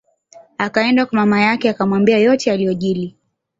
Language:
Swahili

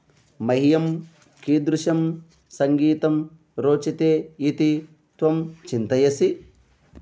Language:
Sanskrit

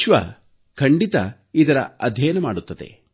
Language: Kannada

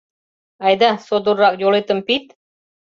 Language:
Mari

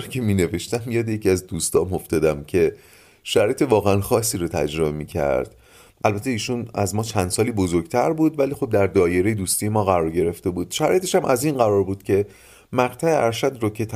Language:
Persian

